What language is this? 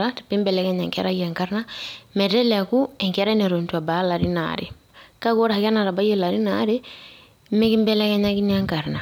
Masai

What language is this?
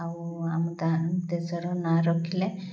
Odia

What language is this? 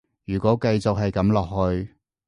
Cantonese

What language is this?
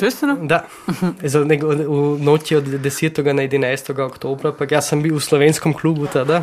Croatian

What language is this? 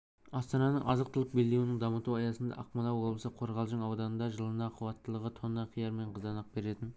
Kazakh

